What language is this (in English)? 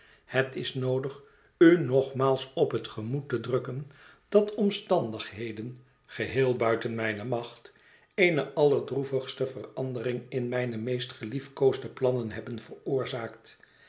Dutch